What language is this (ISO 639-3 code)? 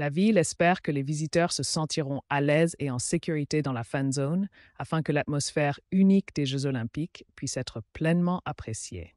fra